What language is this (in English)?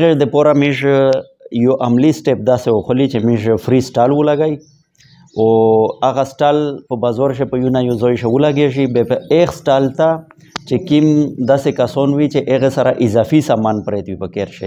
Romanian